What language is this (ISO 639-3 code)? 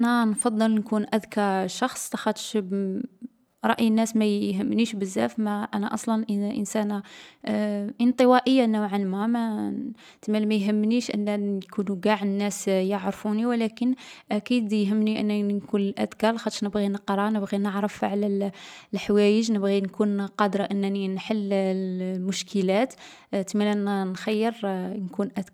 arq